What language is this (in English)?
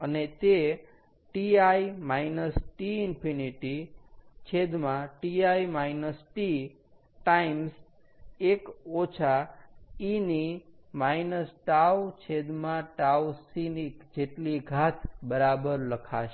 Gujarati